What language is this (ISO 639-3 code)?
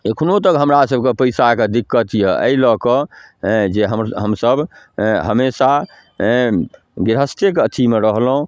mai